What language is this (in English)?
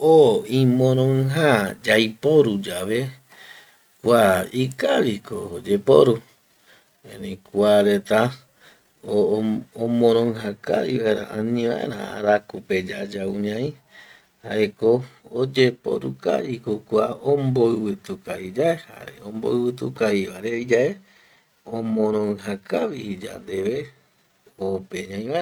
Eastern Bolivian Guaraní